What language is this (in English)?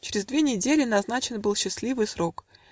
Russian